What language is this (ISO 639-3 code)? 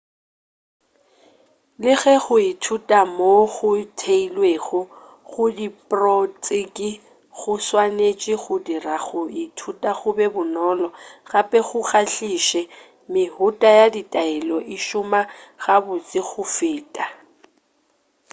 nso